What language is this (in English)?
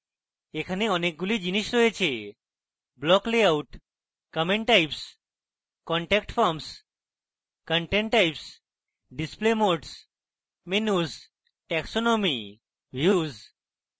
Bangla